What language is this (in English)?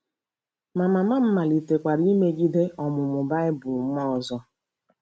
Igbo